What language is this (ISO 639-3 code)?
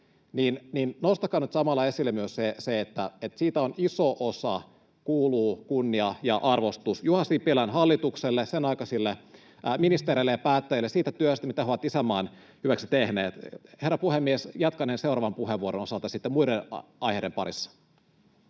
fin